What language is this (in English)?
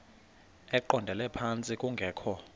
Xhosa